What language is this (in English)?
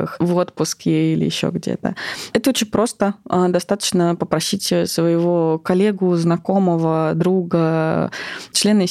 Russian